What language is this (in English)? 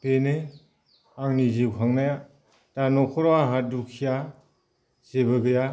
Bodo